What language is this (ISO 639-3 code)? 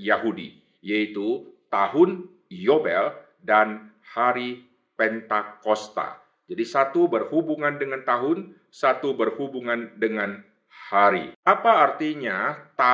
ind